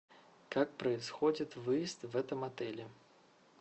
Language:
Russian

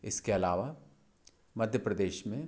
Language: Hindi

